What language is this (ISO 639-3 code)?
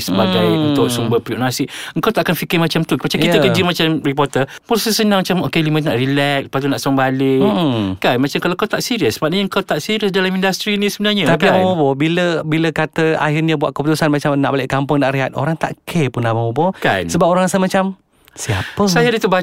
msa